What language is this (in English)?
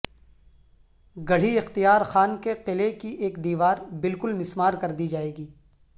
Urdu